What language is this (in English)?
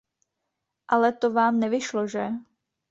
Czech